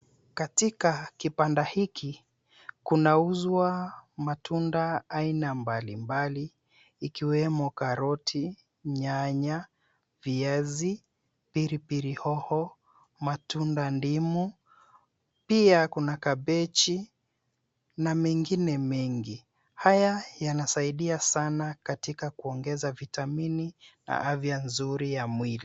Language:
Swahili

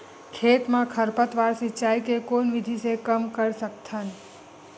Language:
Chhattisgarhi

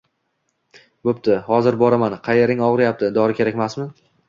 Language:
Uzbek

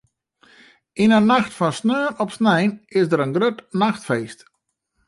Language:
Western Frisian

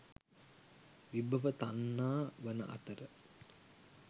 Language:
Sinhala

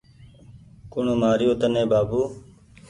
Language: Goaria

